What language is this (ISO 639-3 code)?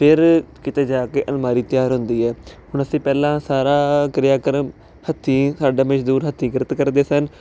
pan